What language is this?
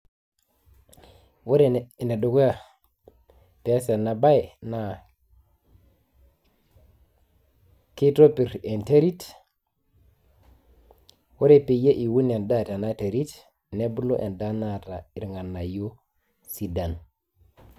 Masai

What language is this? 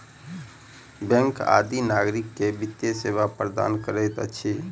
Maithili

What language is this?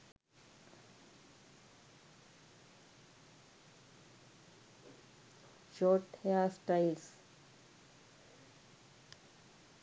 Sinhala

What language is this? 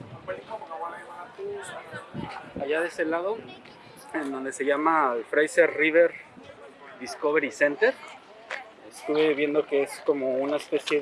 Spanish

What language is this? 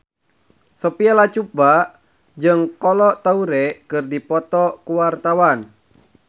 Sundanese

